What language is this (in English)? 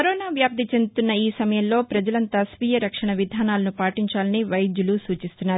Telugu